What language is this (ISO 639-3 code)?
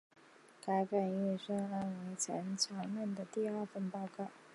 zho